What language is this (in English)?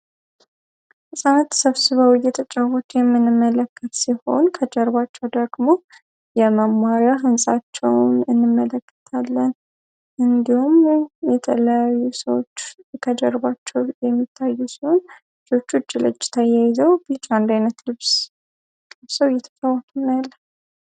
Amharic